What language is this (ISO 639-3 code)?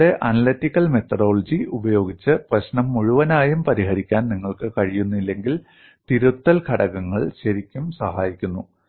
mal